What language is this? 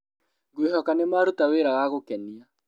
Kikuyu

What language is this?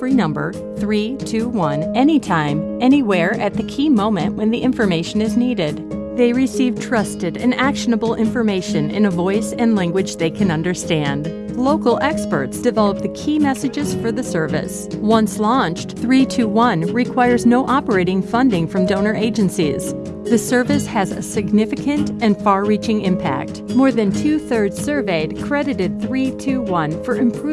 English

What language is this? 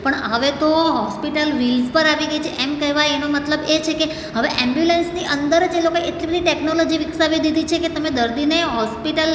Gujarati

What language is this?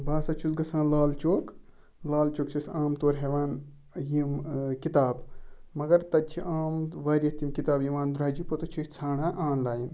Kashmiri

